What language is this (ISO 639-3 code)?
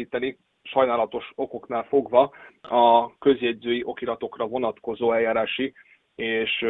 hun